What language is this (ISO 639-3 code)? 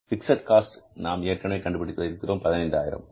tam